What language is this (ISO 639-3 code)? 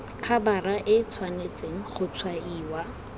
tsn